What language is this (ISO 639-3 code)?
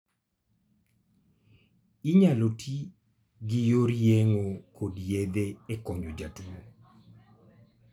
luo